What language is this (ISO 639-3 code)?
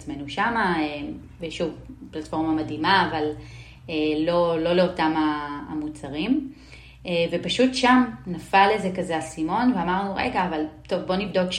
heb